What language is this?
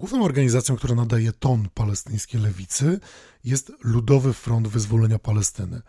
Polish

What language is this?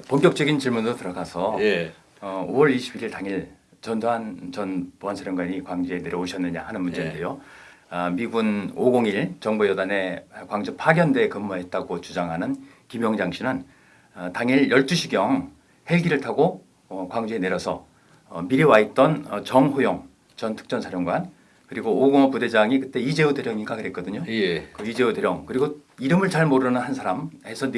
Korean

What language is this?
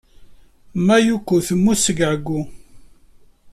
Kabyle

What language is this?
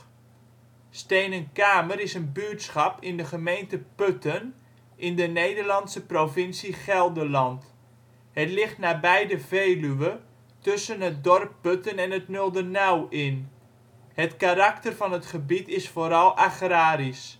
Dutch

